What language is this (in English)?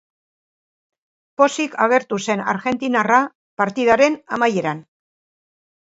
Basque